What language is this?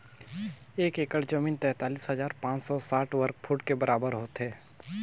Chhattisgarhi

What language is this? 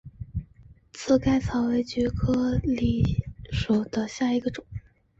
Chinese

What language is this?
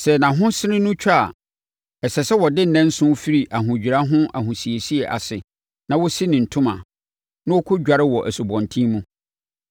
Akan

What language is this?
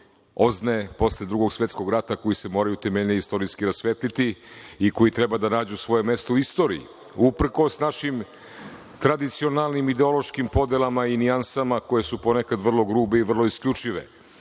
Serbian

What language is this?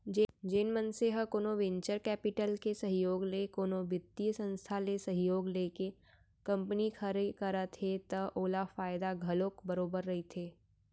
Chhattisgarhi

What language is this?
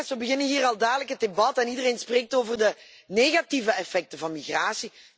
Dutch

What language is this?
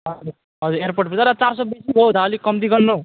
Nepali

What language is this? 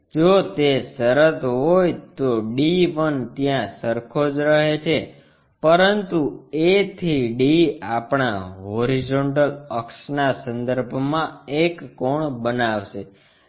Gujarati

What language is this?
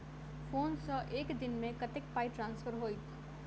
Maithili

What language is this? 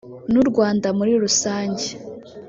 Kinyarwanda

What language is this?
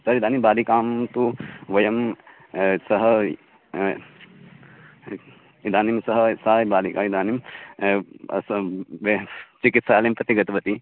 Sanskrit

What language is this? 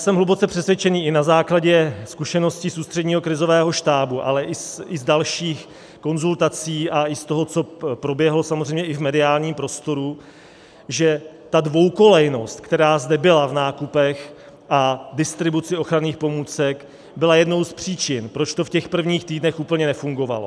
Czech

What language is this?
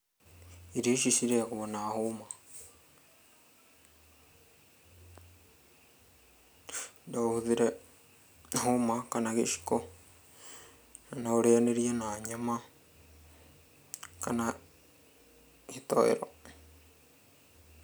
Kikuyu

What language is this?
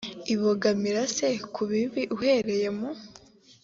Kinyarwanda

